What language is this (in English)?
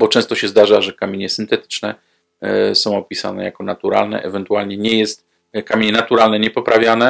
Polish